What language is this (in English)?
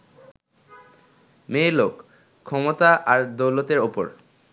Bangla